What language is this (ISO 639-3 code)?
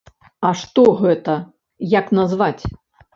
bel